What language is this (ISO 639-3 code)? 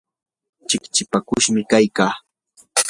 qur